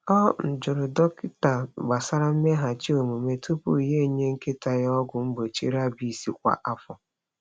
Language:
Igbo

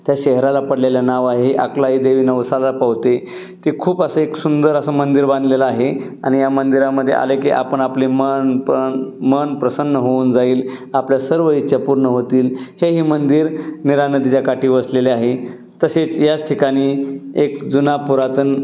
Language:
Marathi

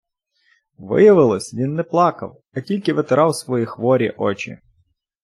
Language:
Ukrainian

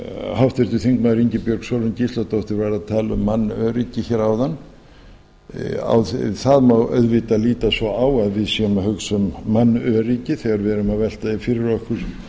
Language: Icelandic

